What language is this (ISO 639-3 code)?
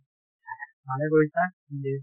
asm